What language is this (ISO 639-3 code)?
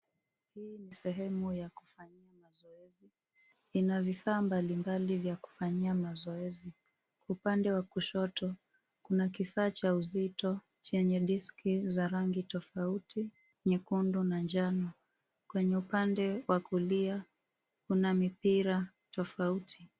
swa